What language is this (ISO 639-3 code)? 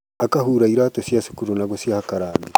kik